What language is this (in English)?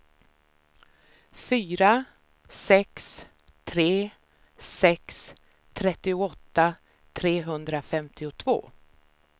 Swedish